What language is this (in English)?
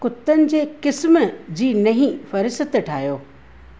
Sindhi